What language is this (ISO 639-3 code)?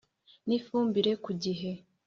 kin